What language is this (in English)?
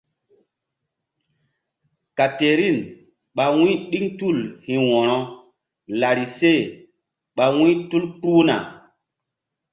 Mbum